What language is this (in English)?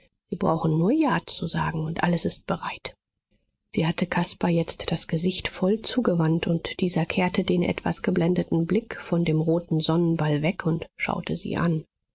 German